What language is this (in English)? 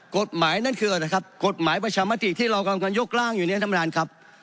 Thai